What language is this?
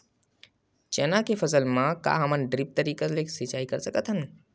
Chhattisgarhi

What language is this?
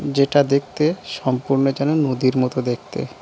Bangla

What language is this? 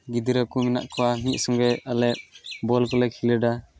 Santali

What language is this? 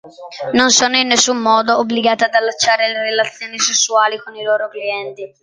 Italian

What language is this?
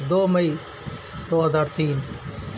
Urdu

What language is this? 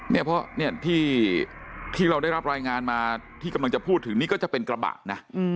Thai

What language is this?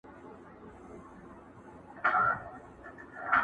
Pashto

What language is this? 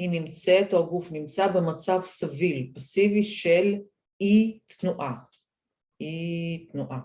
Hebrew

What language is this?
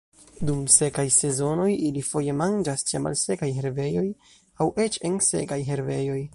Esperanto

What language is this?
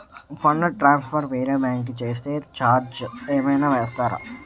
Telugu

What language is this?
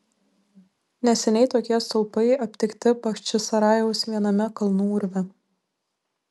Lithuanian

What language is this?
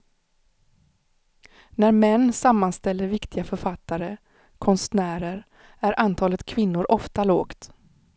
Swedish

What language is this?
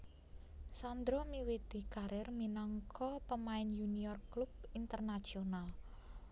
Javanese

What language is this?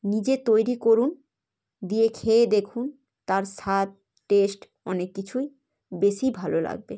Bangla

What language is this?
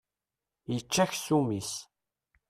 Kabyle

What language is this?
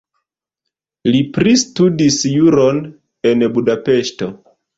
Esperanto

